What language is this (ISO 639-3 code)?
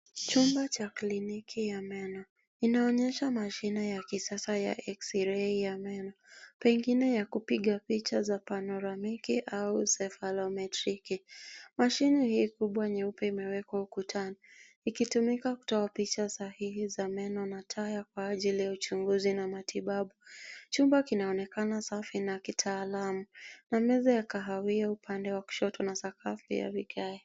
swa